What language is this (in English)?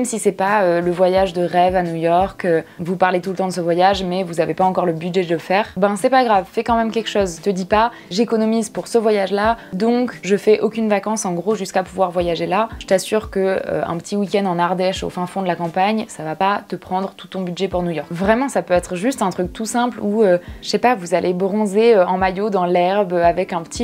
French